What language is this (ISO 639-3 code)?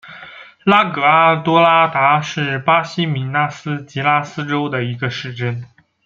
zho